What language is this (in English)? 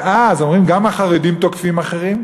Hebrew